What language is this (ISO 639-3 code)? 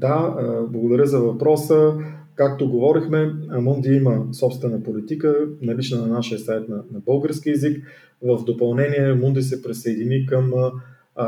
bul